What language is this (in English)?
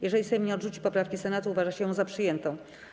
Polish